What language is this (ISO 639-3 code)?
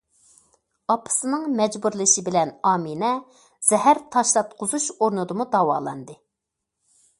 uig